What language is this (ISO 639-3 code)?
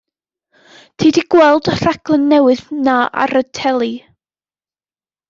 cym